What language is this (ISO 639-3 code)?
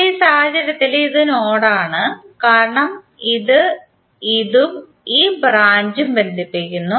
mal